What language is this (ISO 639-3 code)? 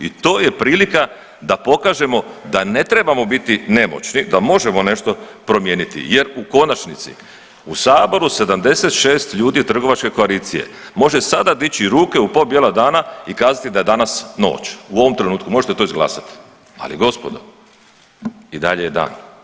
hrv